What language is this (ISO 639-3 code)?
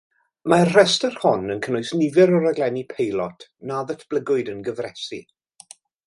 cym